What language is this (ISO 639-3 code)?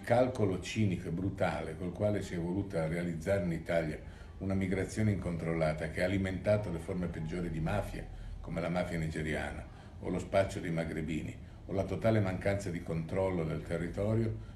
ita